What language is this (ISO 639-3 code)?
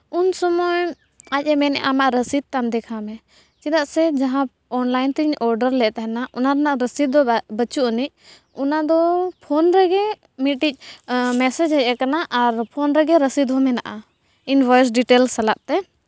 sat